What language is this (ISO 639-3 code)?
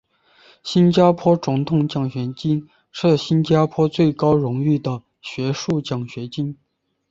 zho